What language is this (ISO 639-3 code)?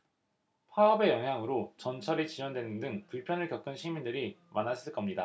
kor